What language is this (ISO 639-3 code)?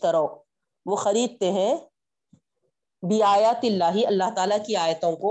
urd